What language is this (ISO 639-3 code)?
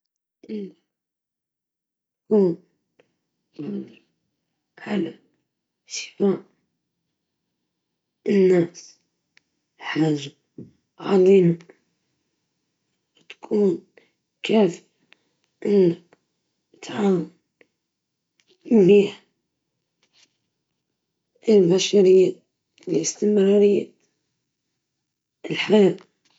ayl